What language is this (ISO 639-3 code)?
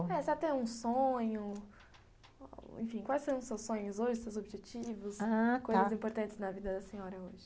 por